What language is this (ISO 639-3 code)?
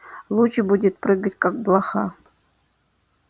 rus